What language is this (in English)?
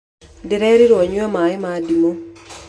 Kikuyu